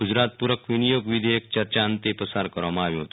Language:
Gujarati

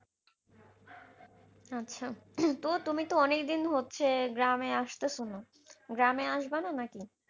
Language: Bangla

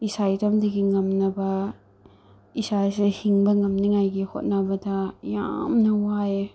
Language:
Manipuri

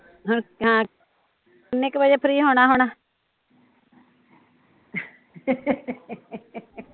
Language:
Punjabi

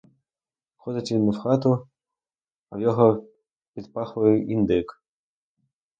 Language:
Ukrainian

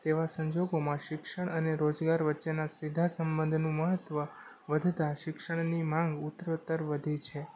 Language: Gujarati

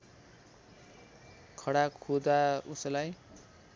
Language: Nepali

